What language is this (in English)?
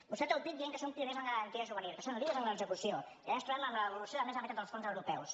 Catalan